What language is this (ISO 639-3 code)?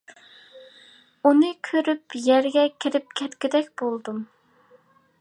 uig